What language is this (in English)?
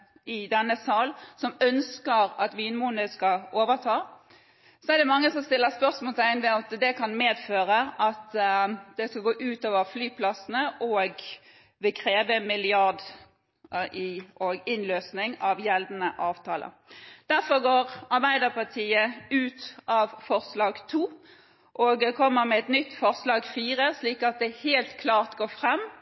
Norwegian Bokmål